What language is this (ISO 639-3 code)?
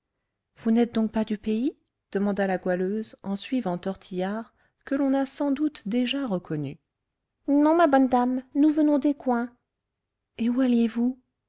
fra